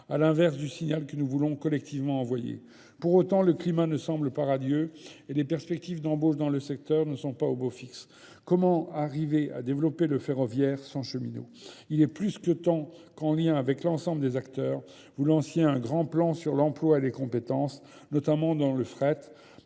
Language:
French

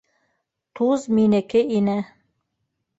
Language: Bashkir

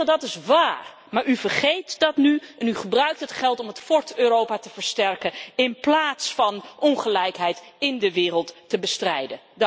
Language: Dutch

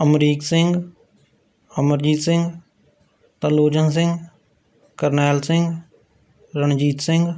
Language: Punjabi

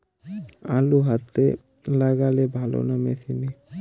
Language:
Bangla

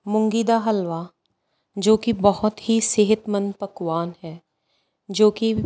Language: Punjabi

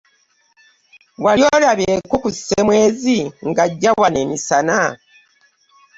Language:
Ganda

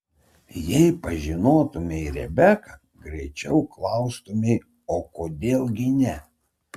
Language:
Lithuanian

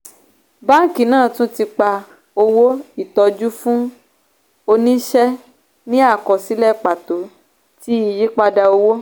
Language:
Yoruba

